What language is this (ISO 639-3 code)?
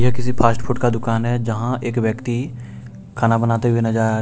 hin